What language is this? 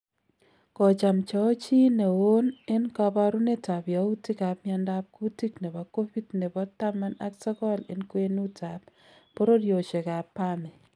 Kalenjin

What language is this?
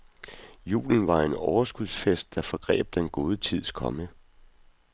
Danish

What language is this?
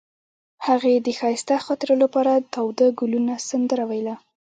Pashto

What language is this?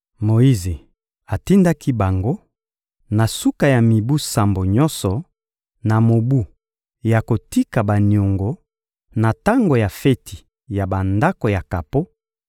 Lingala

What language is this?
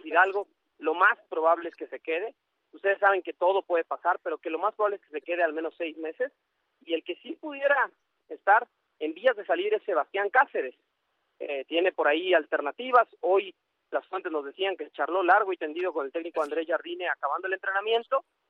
Spanish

